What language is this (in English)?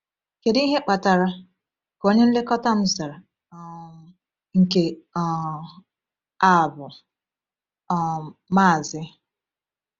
Igbo